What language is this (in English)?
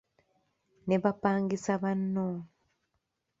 Ganda